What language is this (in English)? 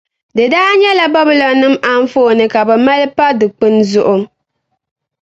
Dagbani